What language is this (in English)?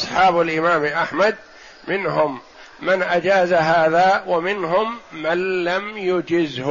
Arabic